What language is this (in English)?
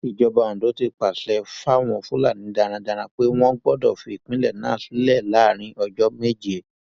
Yoruba